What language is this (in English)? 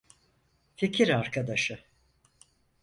Turkish